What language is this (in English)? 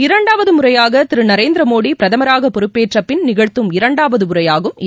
Tamil